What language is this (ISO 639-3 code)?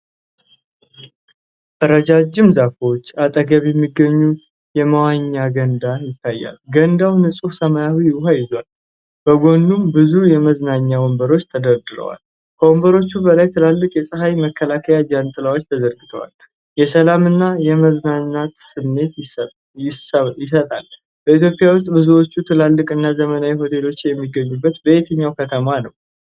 amh